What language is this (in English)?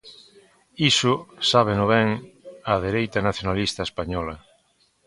Galician